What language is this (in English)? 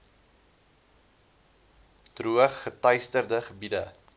Afrikaans